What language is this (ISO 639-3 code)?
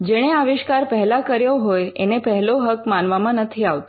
guj